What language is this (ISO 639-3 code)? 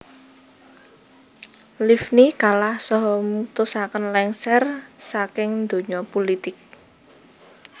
jav